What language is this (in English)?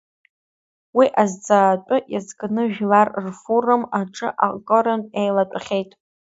Abkhazian